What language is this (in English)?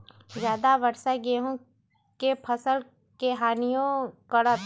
Magahi